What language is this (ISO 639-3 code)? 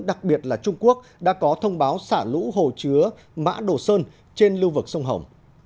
vie